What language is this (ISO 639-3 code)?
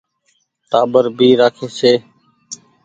gig